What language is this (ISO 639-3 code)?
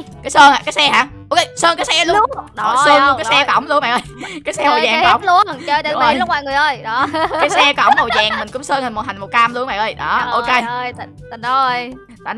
vie